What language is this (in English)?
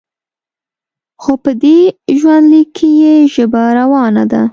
Pashto